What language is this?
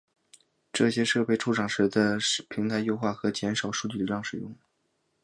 Chinese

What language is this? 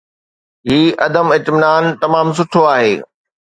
Sindhi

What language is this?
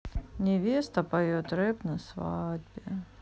Russian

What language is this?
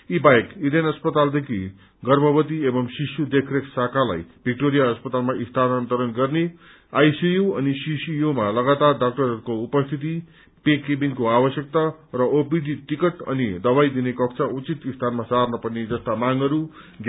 Nepali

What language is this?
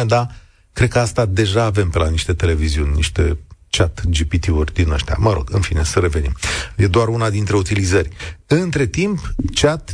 Romanian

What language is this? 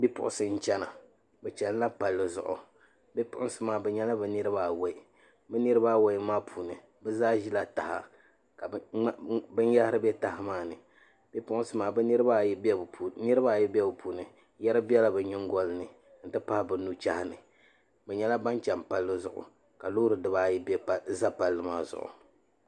Dagbani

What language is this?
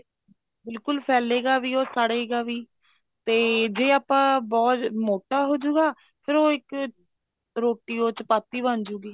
Punjabi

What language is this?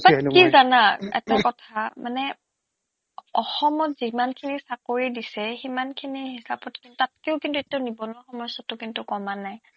Assamese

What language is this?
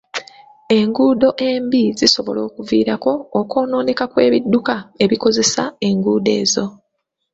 Ganda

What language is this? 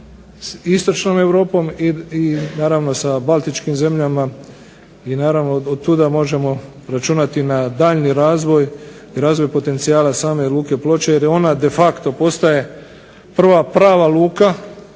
Croatian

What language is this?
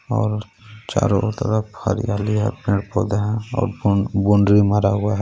Hindi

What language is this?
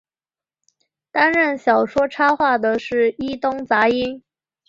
Chinese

